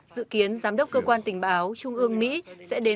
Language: Vietnamese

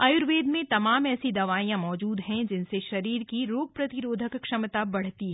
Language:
Hindi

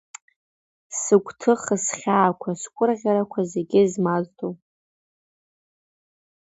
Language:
Abkhazian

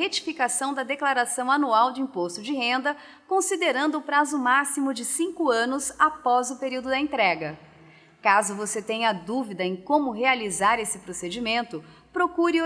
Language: Portuguese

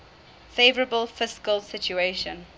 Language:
English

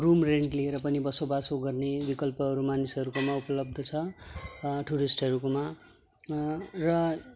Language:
Nepali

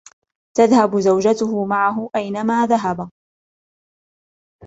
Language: Arabic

